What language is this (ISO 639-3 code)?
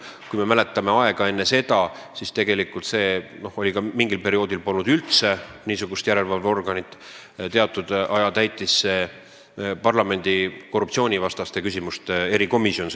est